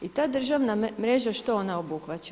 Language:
Croatian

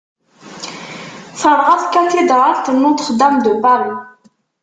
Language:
Kabyle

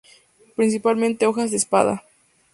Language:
Spanish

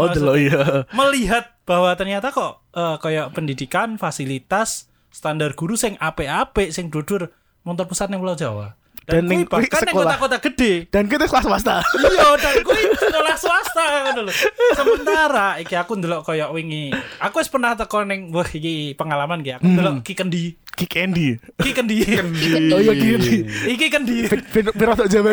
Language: Indonesian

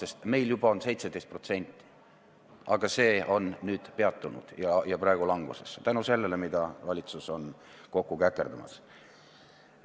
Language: Estonian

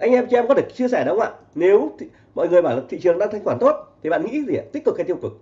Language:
Vietnamese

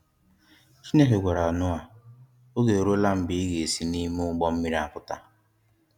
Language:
Igbo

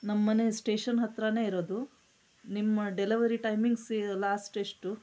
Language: Kannada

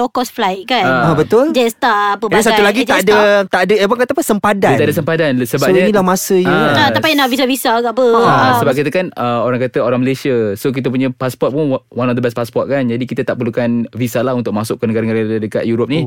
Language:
Malay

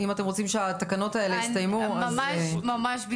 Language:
Hebrew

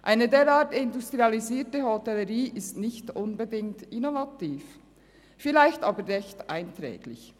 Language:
Swiss German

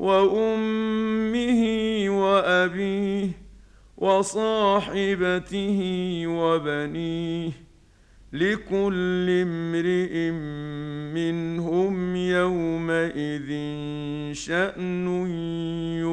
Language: Arabic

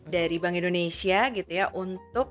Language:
Indonesian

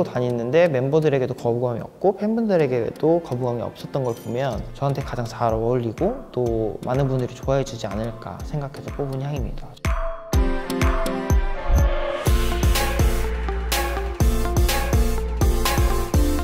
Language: Korean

